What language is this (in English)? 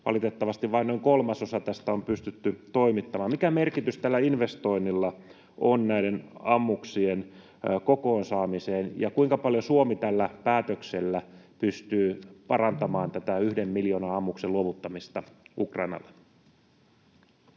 Finnish